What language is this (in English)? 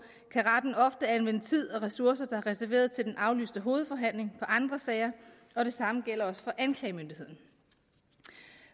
Danish